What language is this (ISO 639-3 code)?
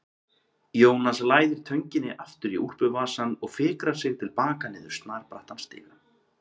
isl